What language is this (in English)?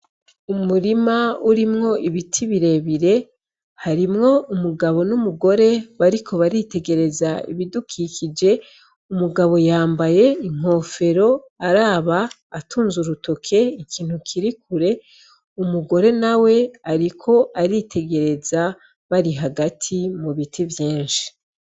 Rundi